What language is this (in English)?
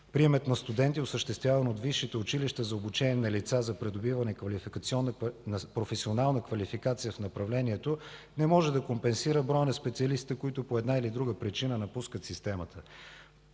Bulgarian